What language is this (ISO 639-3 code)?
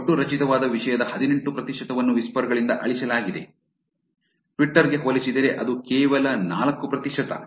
kan